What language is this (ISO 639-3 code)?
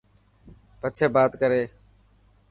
mki